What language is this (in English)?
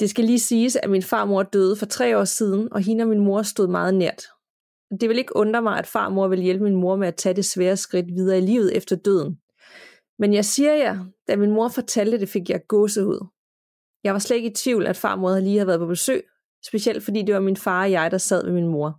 Danish